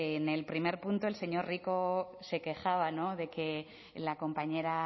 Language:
Spanish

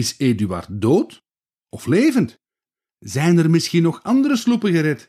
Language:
Dutch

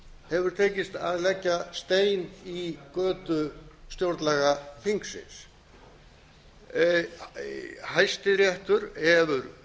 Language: Icelandic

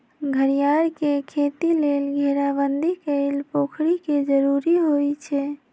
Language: Magahi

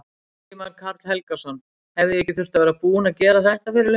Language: Icelandic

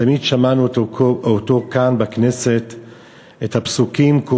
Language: Hebrew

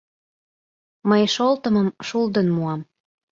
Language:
Mari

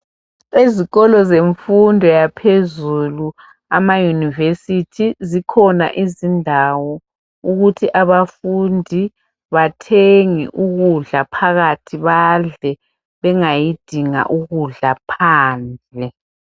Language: North Ndebele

